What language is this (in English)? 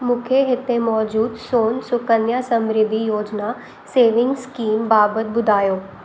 Sindhi